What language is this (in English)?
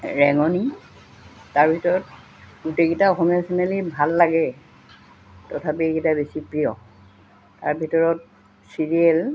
Assamese